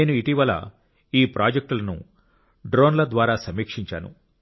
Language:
Telugu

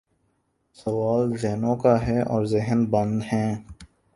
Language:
Urdu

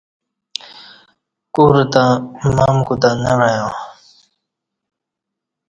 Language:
Kati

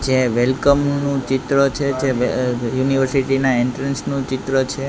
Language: Gujarati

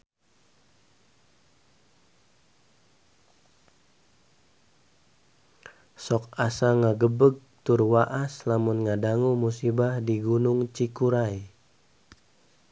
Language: Sundanese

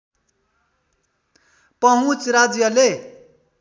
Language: Nepali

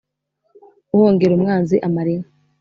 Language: Kinyarwanda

